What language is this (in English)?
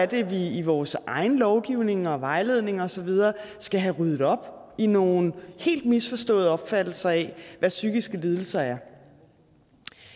Danish